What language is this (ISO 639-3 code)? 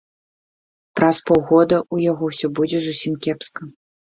bel